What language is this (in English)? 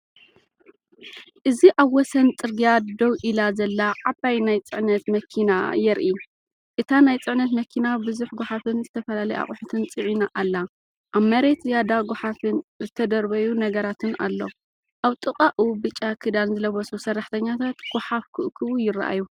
Tigrinya